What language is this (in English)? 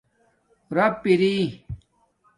Domaaki